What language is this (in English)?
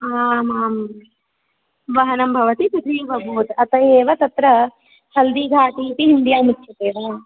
Sanskrit